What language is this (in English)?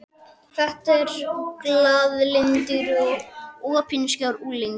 Icelandic